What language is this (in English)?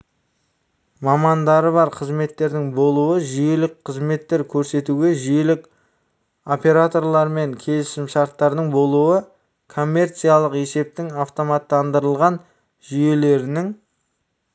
Kazakh